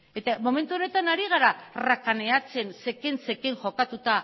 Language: Basque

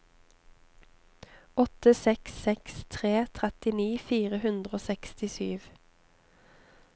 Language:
Norwegian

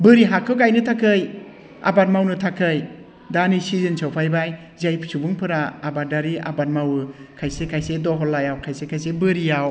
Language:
Bodo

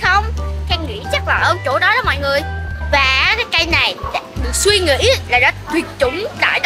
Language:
Vietnamese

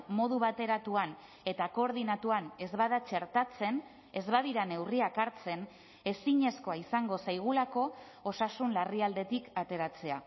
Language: Basque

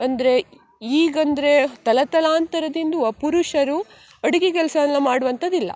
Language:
Kannada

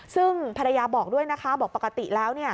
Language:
Thai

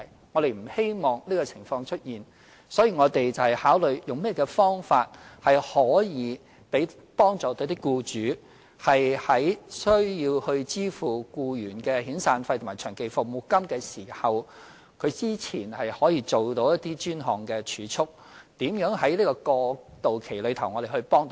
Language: Cantonese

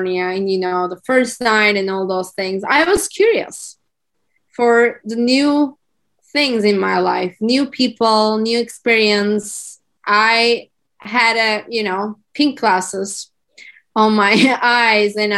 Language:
English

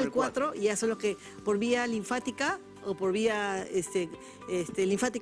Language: Spanish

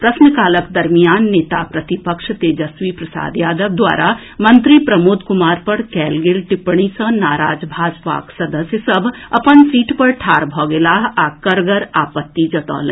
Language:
Maithili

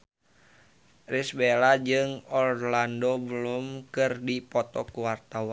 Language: Sundanese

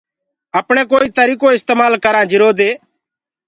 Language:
Gurgula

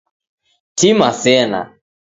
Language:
Taita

